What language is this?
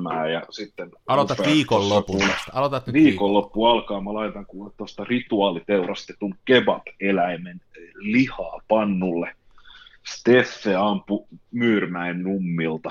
Finnish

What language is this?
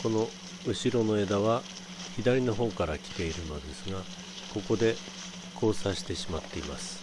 Japanese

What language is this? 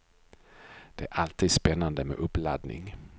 Swedish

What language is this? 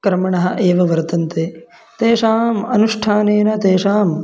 Sanskrit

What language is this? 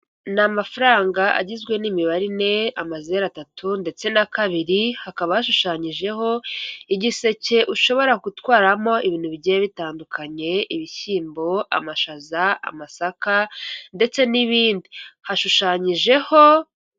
Kinyarwanda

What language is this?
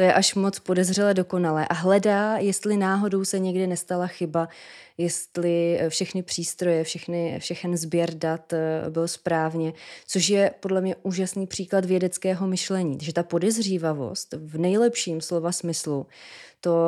Czech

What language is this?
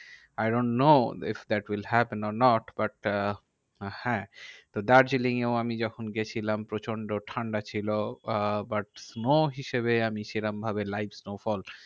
Bangla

